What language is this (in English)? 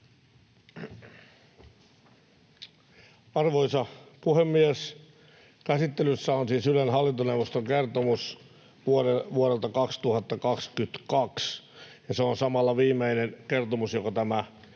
Finnish